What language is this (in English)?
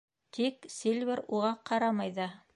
Bashkir